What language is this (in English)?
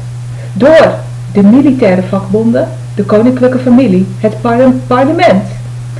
Dutch